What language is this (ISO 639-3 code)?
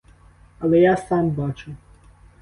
ukr